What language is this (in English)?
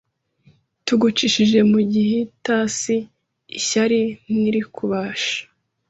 Kinyarwanda